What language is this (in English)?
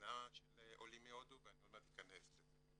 Hebrew